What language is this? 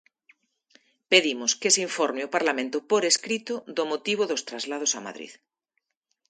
Galician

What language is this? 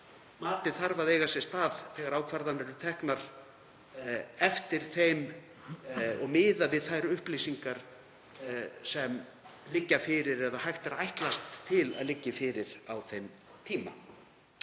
Icelandic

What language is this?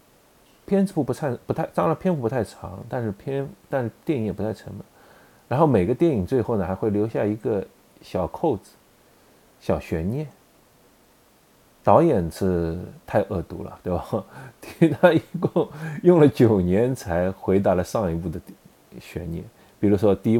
Chinese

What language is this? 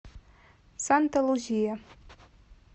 Russian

